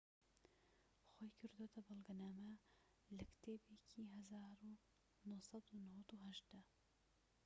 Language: Central Kurdish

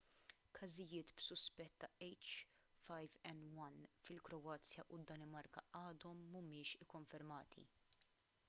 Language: Maltese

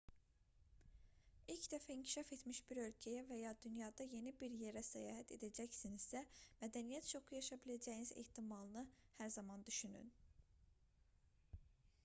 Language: Azerbaijani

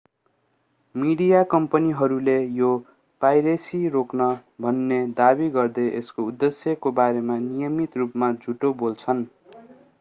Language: Nepali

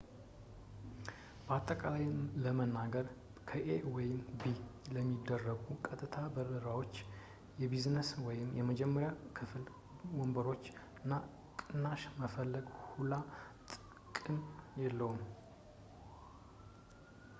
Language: Amharic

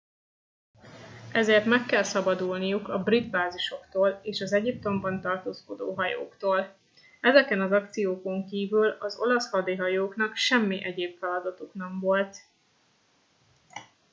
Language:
Hungarian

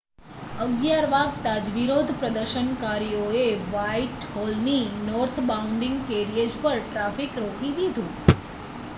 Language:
Gujarati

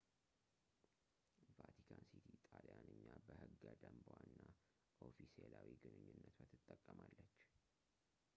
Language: Amharic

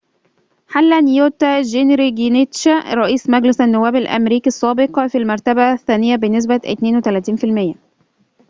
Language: Arabic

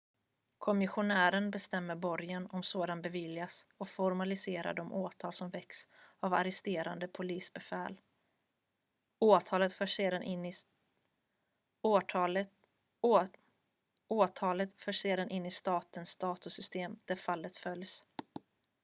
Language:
Swedish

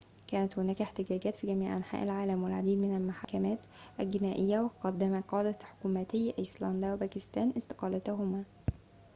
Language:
Arabic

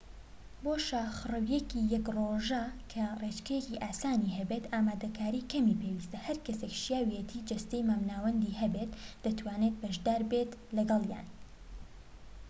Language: Central Kurdish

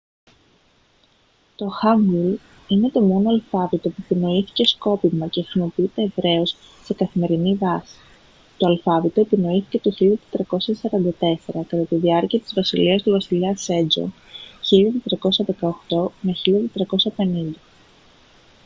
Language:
Greek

